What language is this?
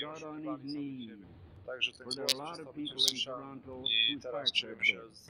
Polish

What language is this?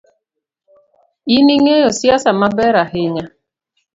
Luo (Kenya and Tanzania)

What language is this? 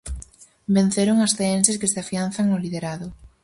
Galician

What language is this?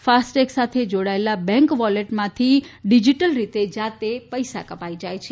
Gujarati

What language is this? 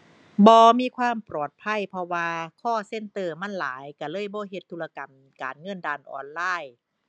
Thai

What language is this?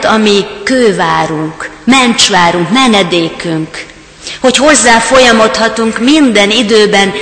Hungarian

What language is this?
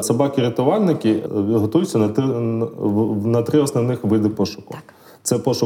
Ukrainian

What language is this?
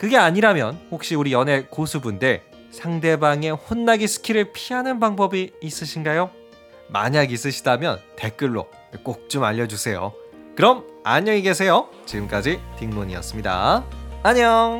Korean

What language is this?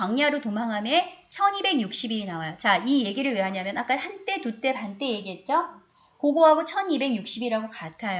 Korean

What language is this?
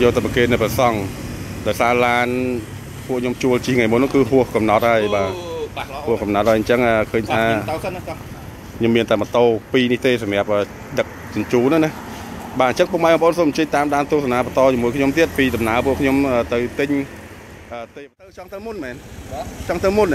Thai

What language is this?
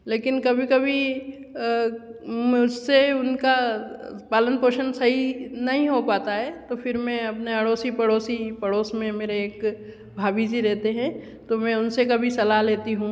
Hindi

